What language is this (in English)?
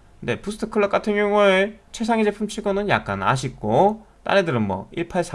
Korean